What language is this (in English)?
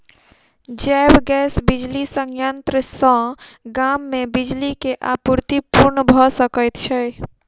Maithili